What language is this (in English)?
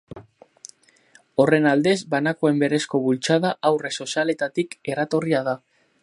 Basque